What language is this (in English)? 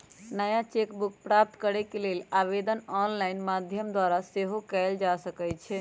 Magahi